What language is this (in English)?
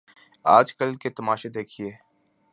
Urdu